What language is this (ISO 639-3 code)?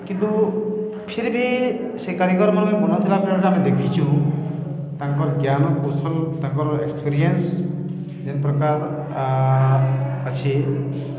ori